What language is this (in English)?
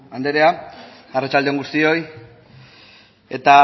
Basque